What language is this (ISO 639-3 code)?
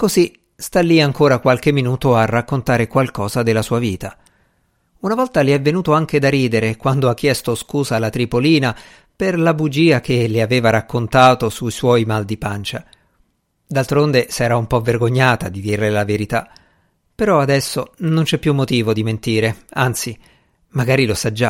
ita